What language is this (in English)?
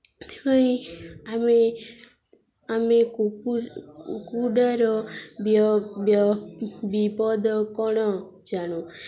Odia